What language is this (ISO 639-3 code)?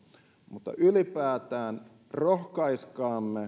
fin